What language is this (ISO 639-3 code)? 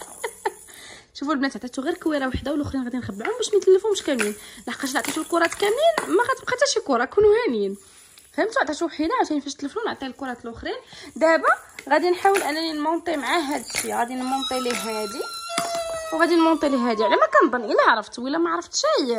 ara